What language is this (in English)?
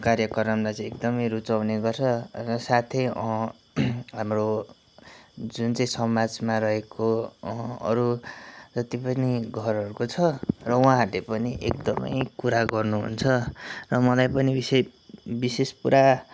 Nepali